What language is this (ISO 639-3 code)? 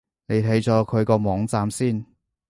yue